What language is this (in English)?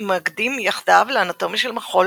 Hebrew